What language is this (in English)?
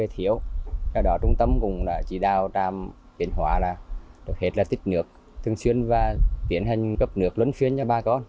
Vietnamese